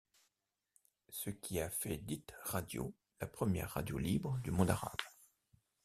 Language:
French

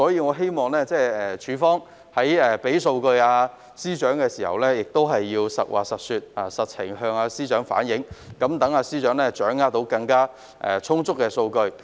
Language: Cantonese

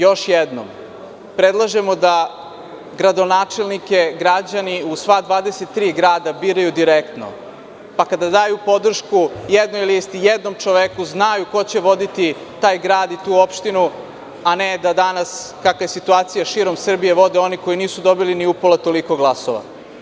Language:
Serbian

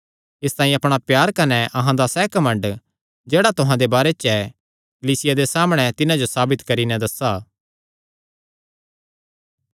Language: Kangri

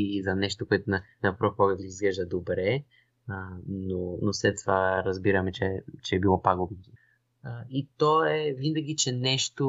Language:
Bulgarian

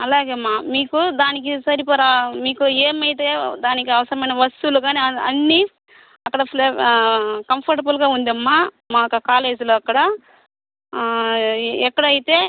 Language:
Telugu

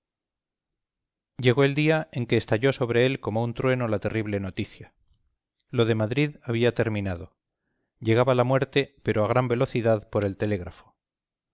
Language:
Spanish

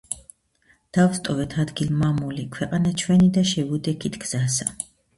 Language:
Georgian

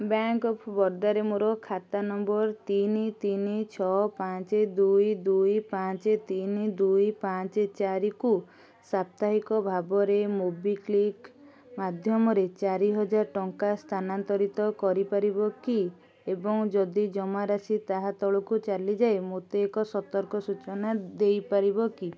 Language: Odia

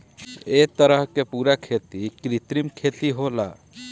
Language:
Bhojpuri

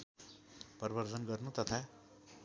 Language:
Nepali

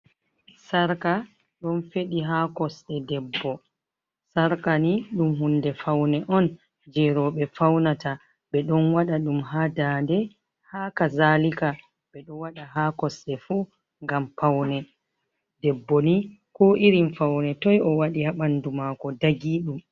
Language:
Fula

